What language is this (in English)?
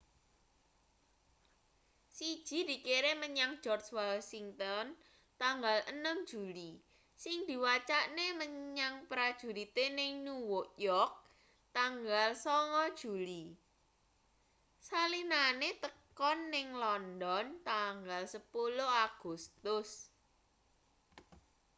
Javanese